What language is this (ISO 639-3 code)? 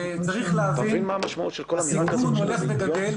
heb